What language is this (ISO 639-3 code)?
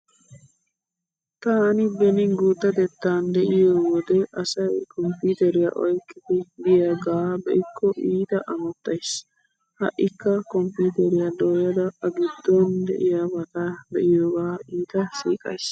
wal